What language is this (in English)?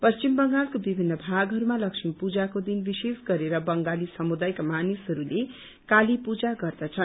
Nepali